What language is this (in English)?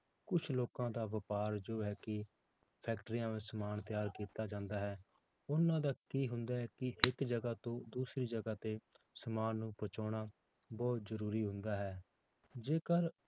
Punjabi